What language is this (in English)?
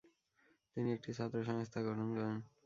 Bangla